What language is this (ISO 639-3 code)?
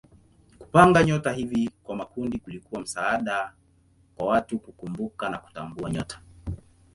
swa